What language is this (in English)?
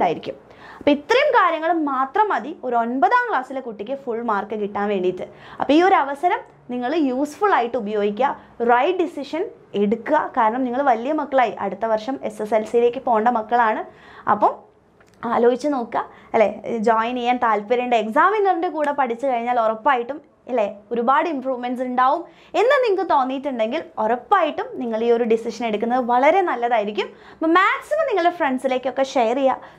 Malayalam